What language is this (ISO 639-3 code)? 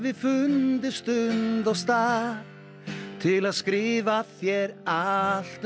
isl